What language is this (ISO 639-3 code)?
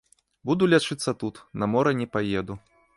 bel